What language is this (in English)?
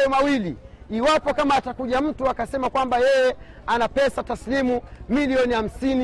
Swahili